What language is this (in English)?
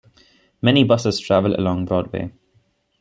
English